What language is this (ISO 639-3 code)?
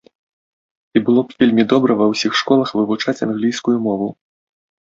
bel